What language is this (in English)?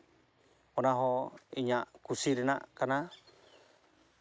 Santali